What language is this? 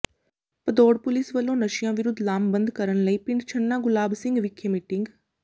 Punjabi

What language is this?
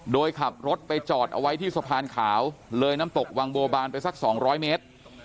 Thai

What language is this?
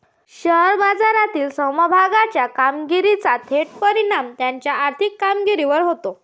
Marathi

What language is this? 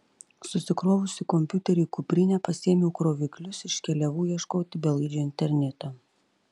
Lithuanian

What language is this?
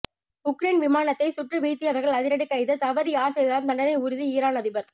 Tamil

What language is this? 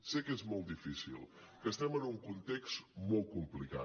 Catalan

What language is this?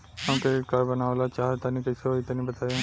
Bhojpuri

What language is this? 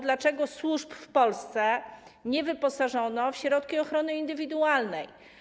Polish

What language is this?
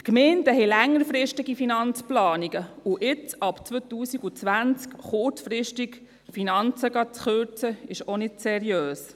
Swiss German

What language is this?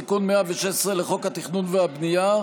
Hebrew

